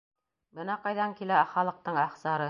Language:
Bashkir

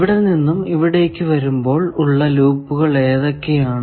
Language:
Malayalam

